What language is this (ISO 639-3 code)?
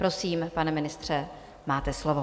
ces